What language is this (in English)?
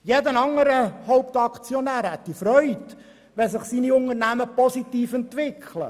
Swiss German